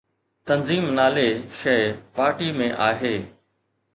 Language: Sindhi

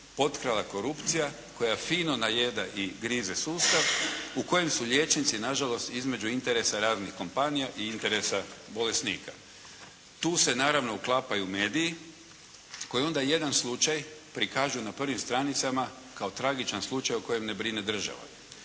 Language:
Croatian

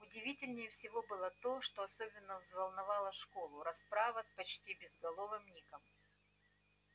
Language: Russian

